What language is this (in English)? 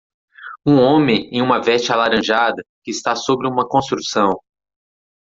Portuguese